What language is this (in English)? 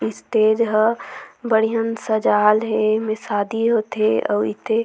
Surgujia